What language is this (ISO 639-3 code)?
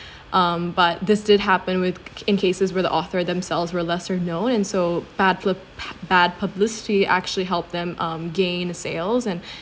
eng